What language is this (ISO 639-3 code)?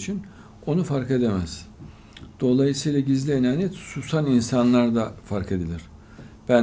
tur